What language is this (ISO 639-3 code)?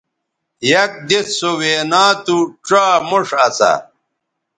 btv